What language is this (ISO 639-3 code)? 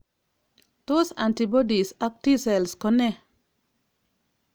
kln